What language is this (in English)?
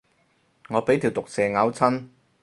Cantonese